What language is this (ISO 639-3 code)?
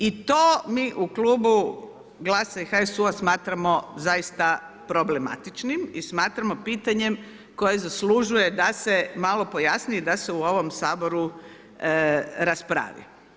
hrv